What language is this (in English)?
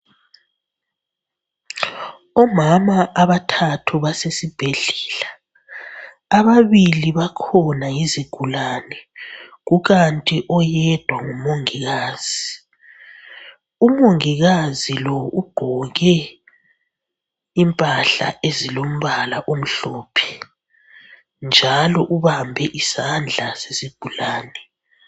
North Ndebele